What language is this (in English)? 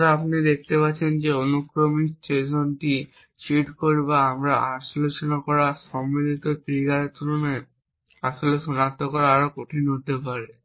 Bangla